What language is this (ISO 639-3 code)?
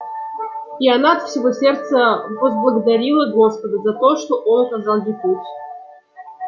rus